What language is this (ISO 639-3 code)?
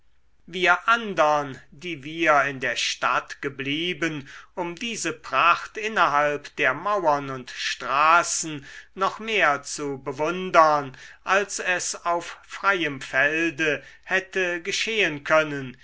deu